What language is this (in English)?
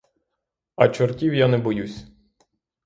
Ukrainian